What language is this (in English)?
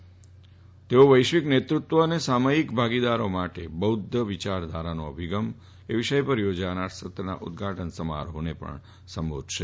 Gujarati